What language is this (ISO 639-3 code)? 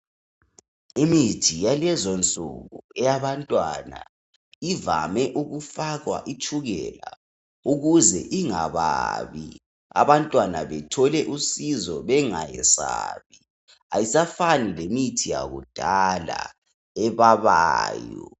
nde